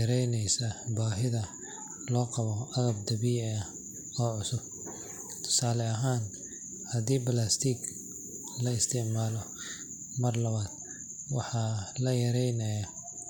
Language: Somali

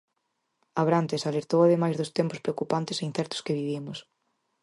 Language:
Galician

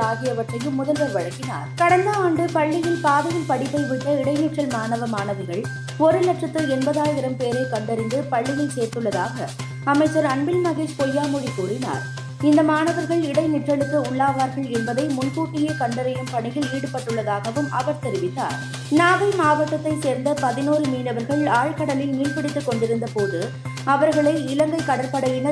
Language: Tamil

